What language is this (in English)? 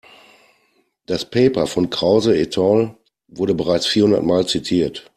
German